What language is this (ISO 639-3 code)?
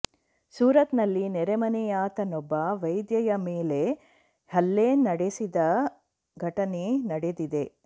kan